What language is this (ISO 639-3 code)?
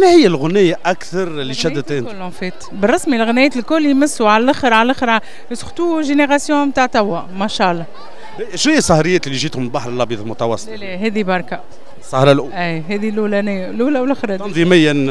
ara